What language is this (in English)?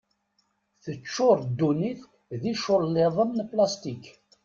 Kabyle